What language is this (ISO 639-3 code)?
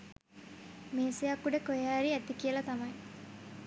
sin